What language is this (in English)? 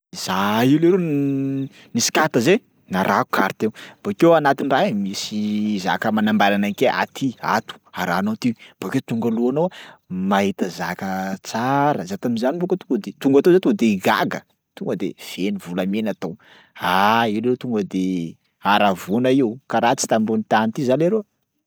Sakalava Malagasy